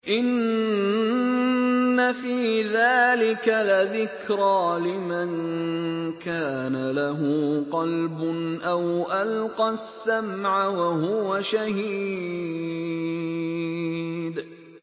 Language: Arabic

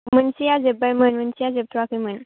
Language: Bodo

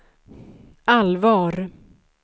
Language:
Swedish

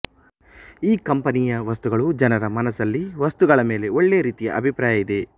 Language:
Kannada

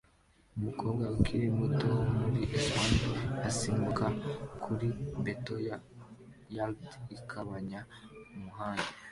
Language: Kinyarwanda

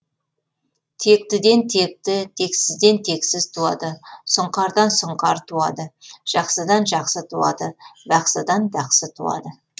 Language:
Kazakh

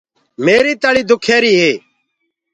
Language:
Gurgula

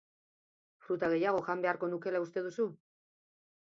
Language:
Basque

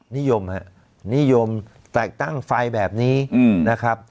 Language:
Thai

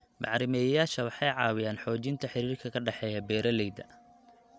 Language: Somali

